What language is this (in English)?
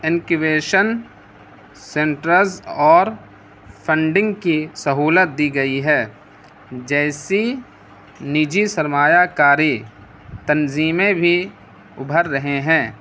Urdu